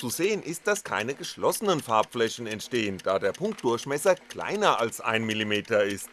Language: German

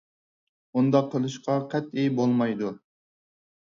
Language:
Uyghur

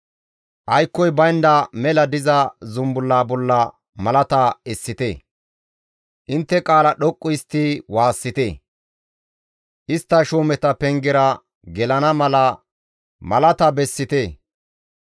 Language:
Gamo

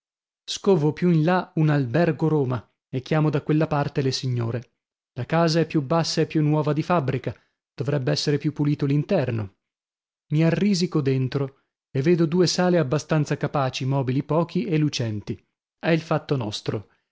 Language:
Italian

